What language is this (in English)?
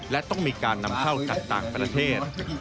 Thai